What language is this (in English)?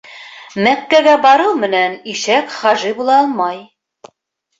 Bashkir